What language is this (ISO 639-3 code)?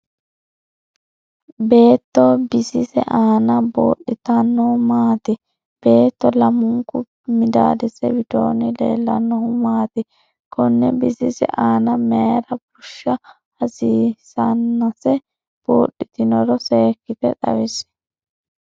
sid